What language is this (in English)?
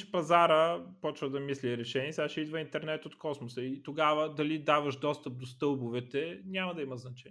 Bulgarian